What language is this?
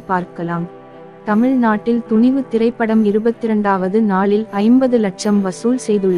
Romanian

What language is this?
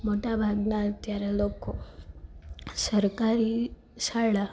Gujarati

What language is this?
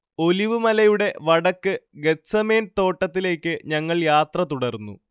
Malayalam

